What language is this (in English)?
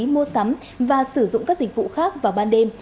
Vietnamese